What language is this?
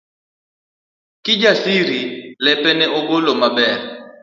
Luo (Kenya and Tanzania)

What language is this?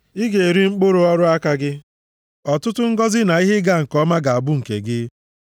Igbo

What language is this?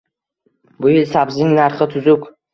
Uzbek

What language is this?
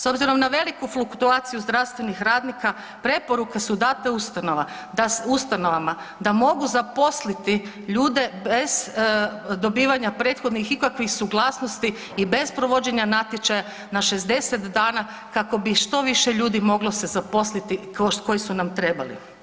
Croatian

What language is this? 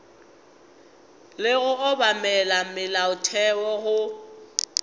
Northern Sotho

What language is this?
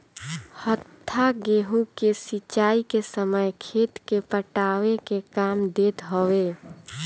Bhojpuri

